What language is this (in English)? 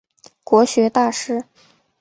Chinese